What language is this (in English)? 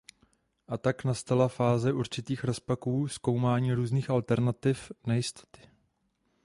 Czech